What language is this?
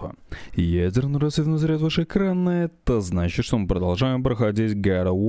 Russian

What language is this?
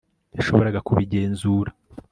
Kinyarwanda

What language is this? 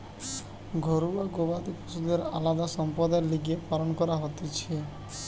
Bangla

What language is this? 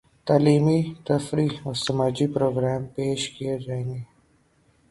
Urdu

